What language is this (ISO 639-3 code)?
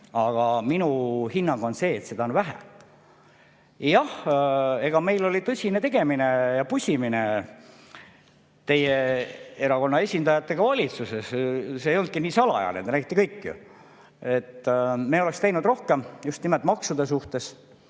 est